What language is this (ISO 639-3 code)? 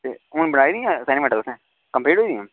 doi